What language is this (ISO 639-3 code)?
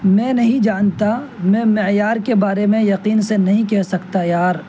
urd